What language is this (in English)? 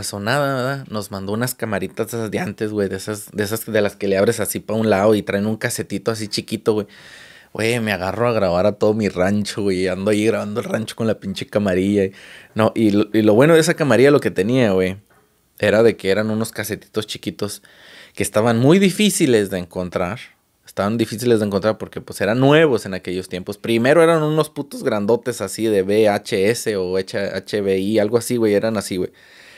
Spanish